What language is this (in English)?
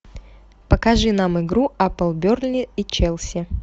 Russian